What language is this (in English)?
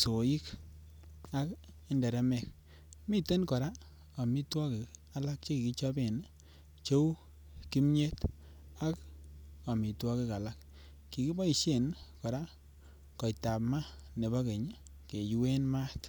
Kalenjin